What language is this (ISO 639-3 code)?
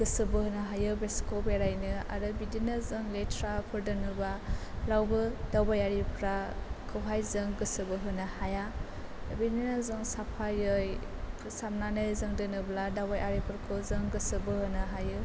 brx